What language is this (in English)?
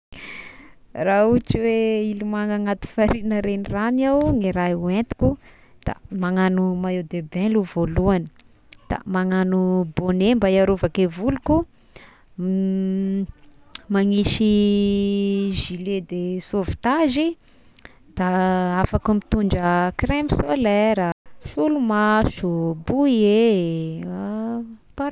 Tesaka Malagasy